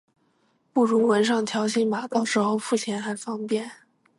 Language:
Chinese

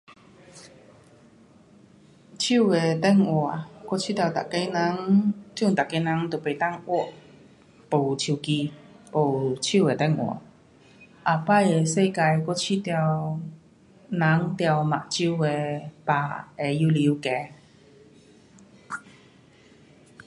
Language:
Pu-Xian Chinese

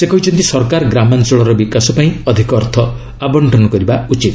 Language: Odia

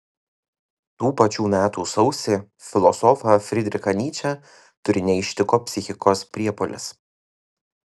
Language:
Lithuanian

